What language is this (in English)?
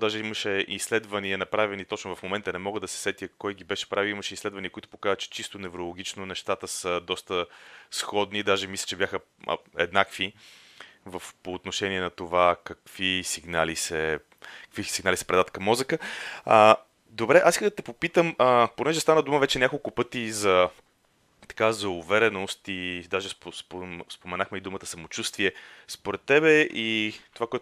Bulgarian